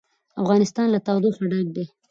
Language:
Pashto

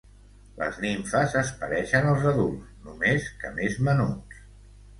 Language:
Catalan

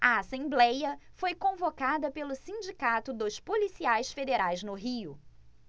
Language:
Portuguese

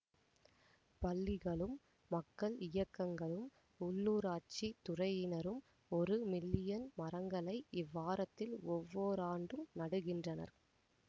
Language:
Tamil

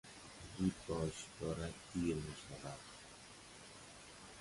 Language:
Persian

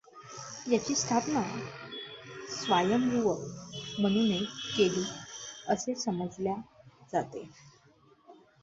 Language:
Marathi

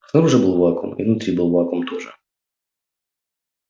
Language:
Russian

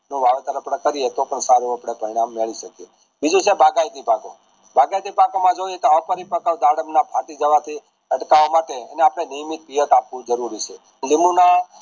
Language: Gujarati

